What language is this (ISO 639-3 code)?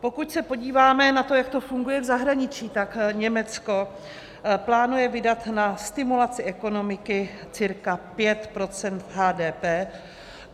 ces